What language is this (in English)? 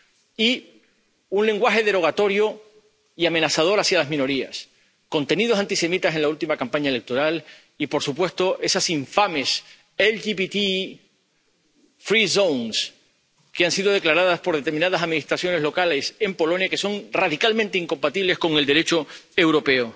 Spanish